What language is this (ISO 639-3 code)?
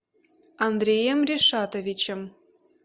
rus